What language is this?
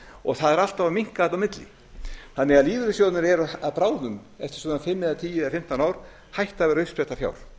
Icelandic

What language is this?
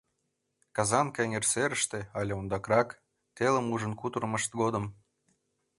Mari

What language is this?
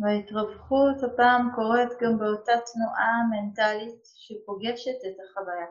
Hebrew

